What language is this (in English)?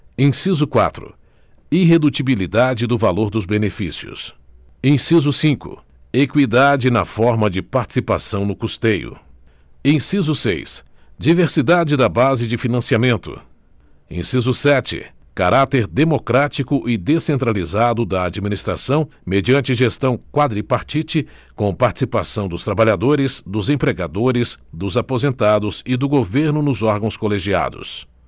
Portuguese